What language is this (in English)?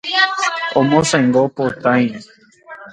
Guarani